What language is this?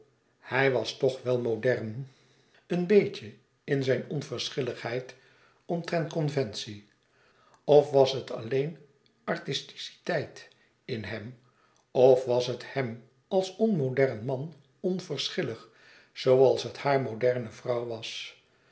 Dutch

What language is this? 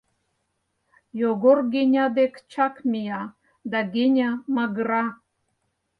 Mari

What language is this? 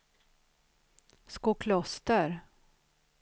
Swedish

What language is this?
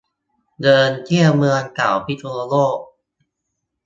Thai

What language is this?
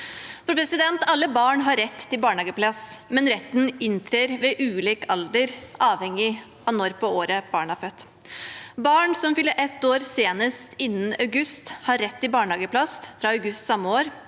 Norwegian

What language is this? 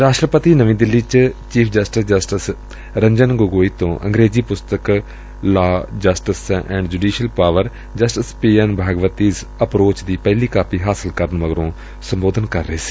Punjabi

